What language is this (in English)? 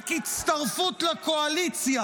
Hebrew